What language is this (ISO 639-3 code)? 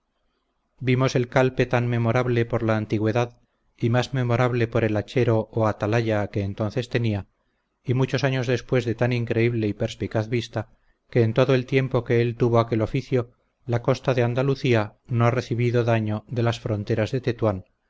spa